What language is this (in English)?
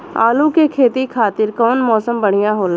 Bhojpuri